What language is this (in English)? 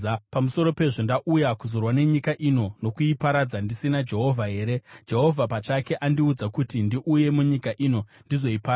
Shona